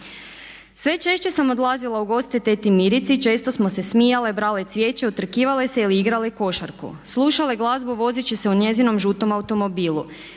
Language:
Croatian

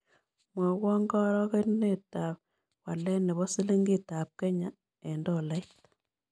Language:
Kalenjin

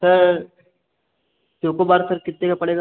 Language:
Hindi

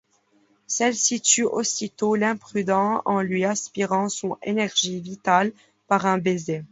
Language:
French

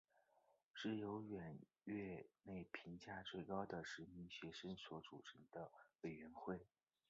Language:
Chinese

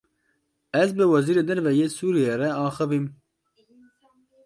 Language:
Kurdish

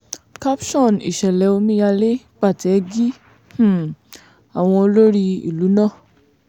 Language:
Yoruba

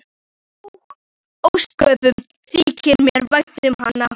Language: Icelandic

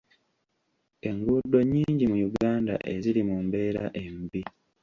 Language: Ganda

